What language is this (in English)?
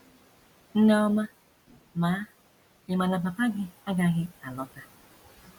Igbo